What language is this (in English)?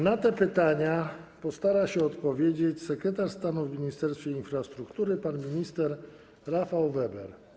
Polish